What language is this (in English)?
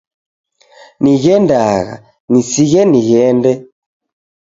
Taita